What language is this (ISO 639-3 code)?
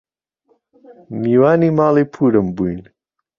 ckb